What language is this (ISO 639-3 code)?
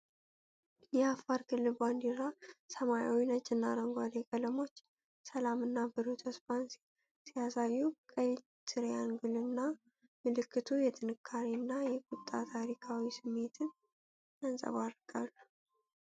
amh